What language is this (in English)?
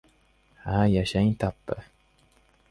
Uzbek